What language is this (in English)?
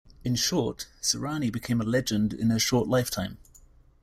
English